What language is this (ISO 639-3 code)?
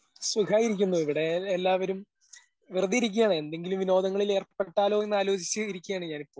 mal